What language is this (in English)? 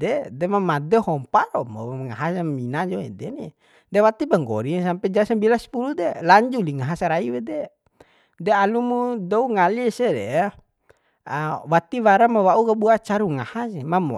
Bima